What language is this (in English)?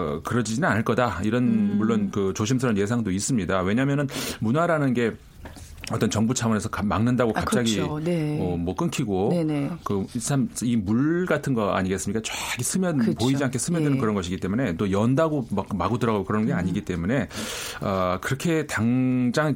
Korean